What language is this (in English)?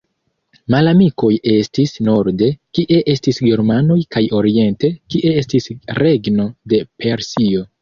Esperanto